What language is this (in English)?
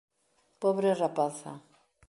Galician